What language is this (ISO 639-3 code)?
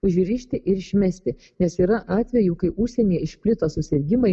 lit